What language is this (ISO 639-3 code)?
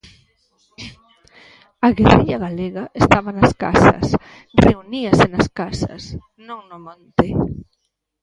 glg